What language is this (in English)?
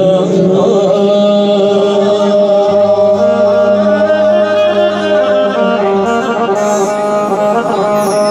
Arabic